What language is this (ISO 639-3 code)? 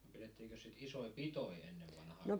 fin